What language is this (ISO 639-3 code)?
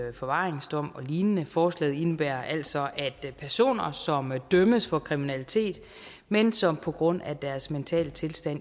dan